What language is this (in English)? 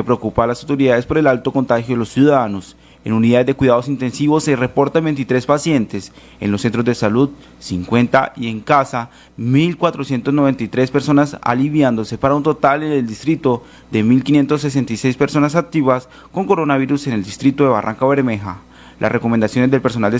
Spanish